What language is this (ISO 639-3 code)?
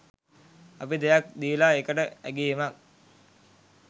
sin